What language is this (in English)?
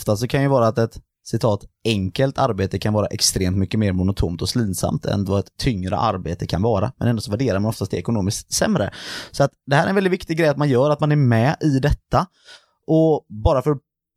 Swedish